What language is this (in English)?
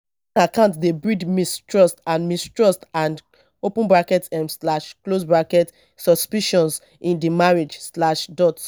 Nigerian Pidgin